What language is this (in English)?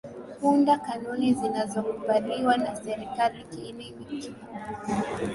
Swahili